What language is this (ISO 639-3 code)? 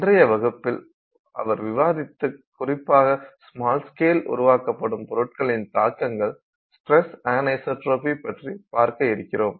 tam